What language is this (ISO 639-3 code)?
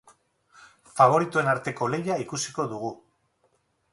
eus